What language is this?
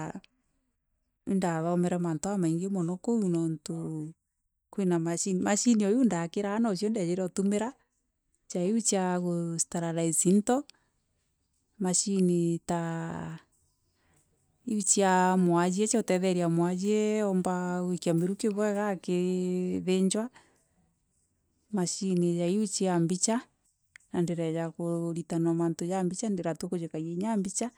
Meru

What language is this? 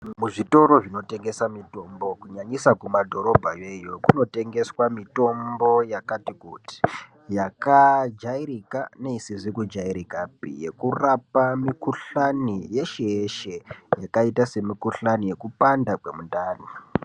Ndau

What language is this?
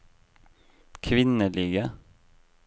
Norwegian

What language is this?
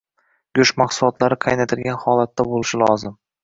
Uzbek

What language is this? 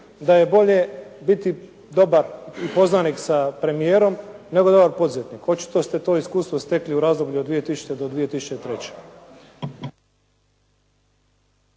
Croatian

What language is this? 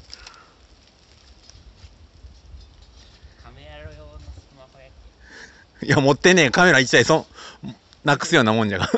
Japanese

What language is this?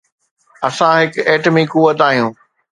Sindhi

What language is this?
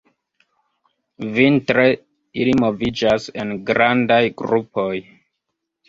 Esperanto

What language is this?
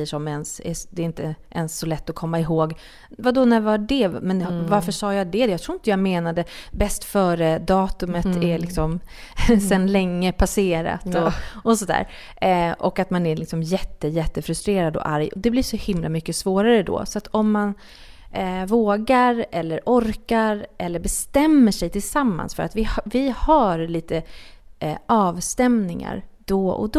Swedish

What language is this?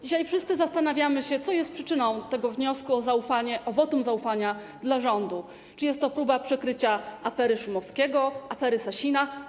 Polish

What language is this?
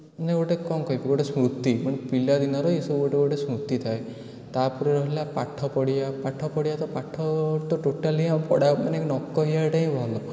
Odia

